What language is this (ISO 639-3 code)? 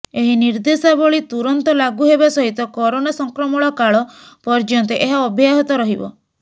ori